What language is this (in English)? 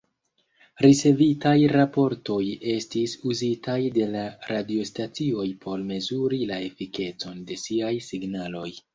Esperanto